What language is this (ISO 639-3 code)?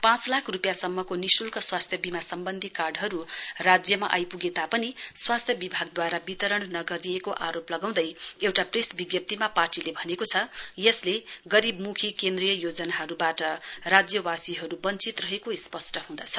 nep